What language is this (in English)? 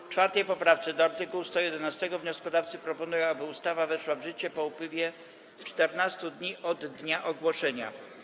Polish